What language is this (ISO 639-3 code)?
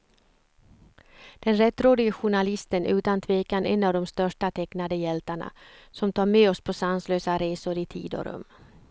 swe